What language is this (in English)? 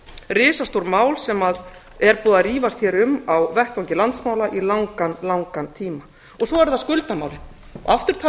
Icelandic